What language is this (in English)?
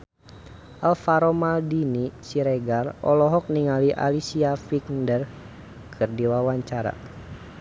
Sundanese